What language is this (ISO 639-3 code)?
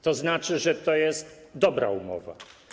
pol